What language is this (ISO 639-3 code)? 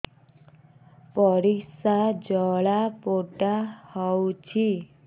ori